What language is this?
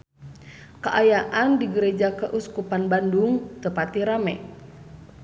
Sundanese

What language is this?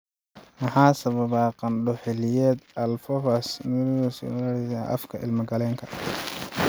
Somali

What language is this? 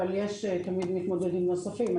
Hebrew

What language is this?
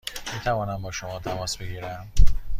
Persian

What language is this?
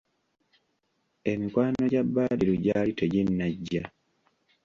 Ganda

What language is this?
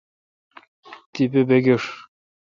Kalkoti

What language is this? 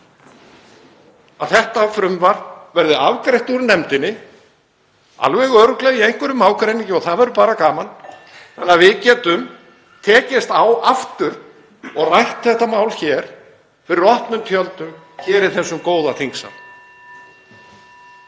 Icelandic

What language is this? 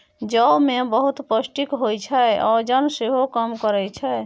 Maithili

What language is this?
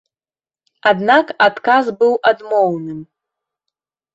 Belarusian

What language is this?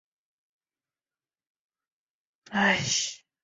Chinese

